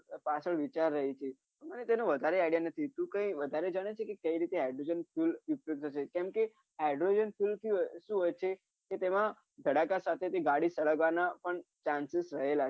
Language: Gujarati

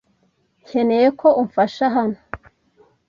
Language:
Kinyarwanda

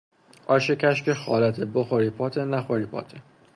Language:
Persian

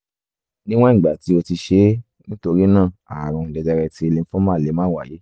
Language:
Yoruba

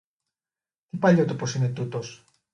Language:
Greek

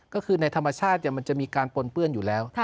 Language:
Thai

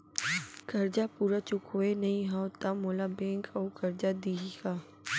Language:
Chhattisgarhi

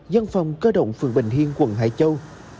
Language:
Vietnamese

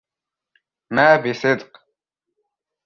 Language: Arabic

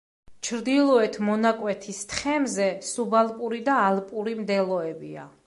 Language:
Georgian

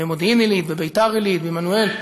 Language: Hebrew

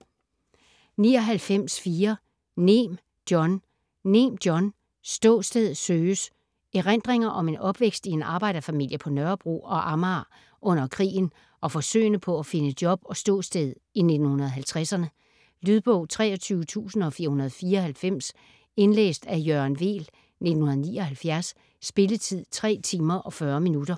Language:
Danish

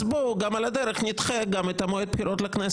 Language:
Hebrew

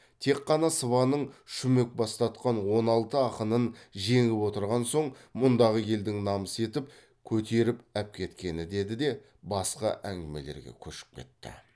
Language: Kazakh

